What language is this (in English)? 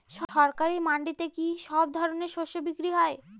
Bangla